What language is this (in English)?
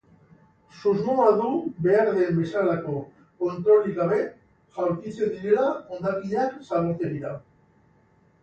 Basque